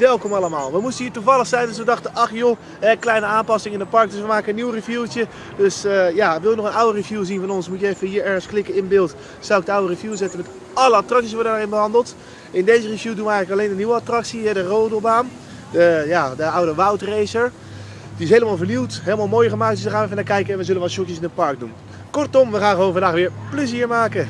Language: Dutch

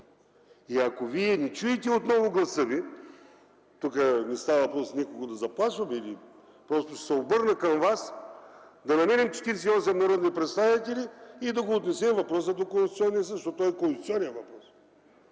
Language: Bulgarian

